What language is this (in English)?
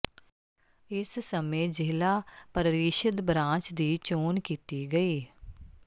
Punjabi